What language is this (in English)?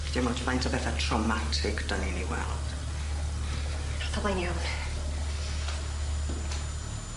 Welsh